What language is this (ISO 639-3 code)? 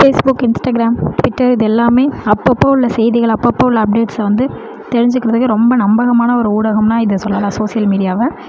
tam